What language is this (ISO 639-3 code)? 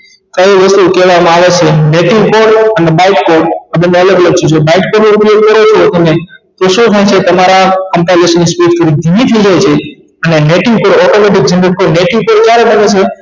guj